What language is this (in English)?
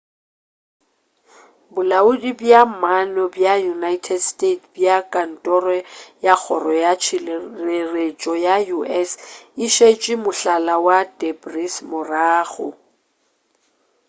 Northern Sotho